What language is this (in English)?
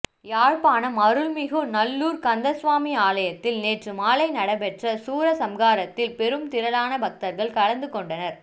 Tamil